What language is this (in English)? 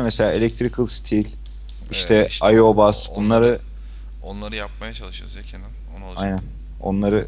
Turkish